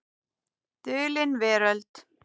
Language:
Icelandic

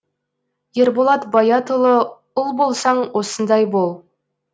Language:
Kazakh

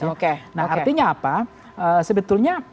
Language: Indonesian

